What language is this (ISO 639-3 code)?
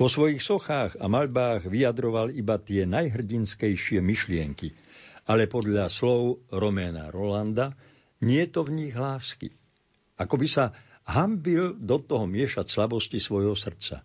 slk